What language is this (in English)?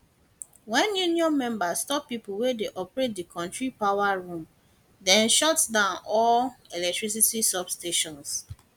Nigerian Pidgin